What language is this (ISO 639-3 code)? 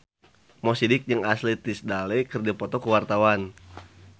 sun